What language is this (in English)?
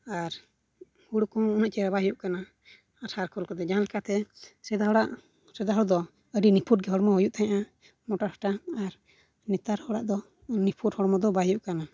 Santali